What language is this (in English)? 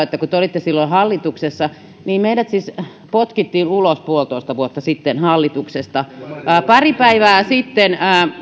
Finnish